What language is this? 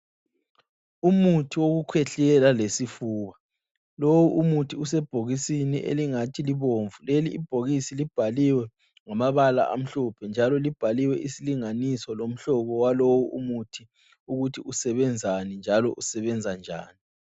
North Ndebele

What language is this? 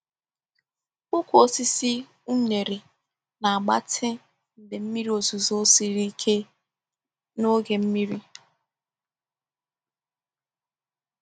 Igbo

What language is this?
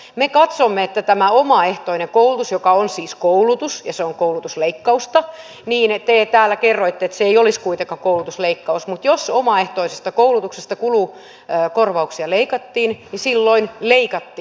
Finnish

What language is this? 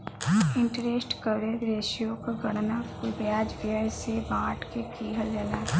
Bhojpuri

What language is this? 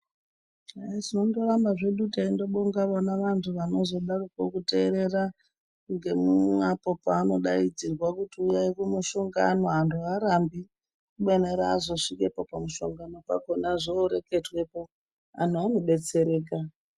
Ndau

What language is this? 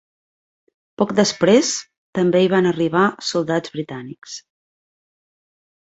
Catalan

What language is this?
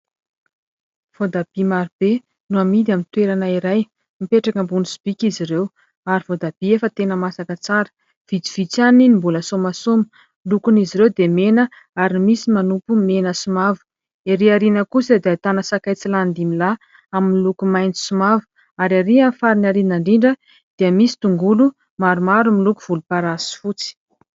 Malagasy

